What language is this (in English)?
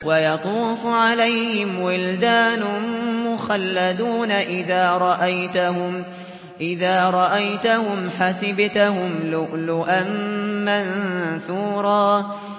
Arabic